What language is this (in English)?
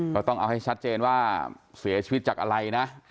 Thai